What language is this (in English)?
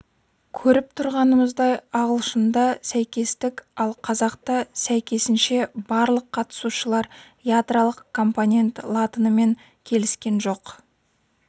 Kazakh